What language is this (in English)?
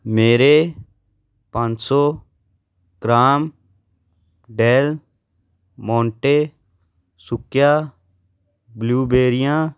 Punjabi